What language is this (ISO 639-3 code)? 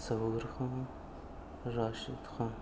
urd